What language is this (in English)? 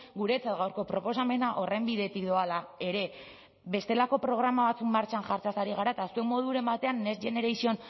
Basque